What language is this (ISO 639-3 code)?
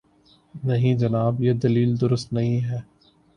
urd